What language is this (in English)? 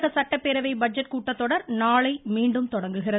Tamil